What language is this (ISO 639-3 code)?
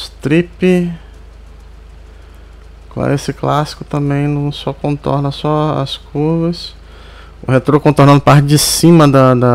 por